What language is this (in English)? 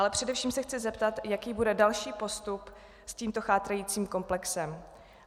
Czech